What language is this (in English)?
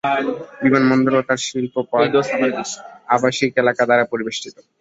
Bangla